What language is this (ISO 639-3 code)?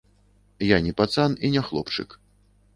bel